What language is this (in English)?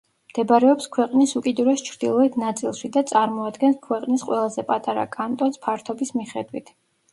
Georgian